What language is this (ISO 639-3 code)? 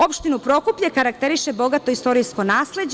srp